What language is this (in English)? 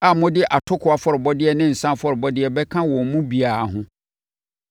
Akan